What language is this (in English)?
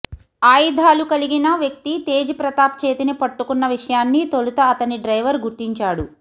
Telugu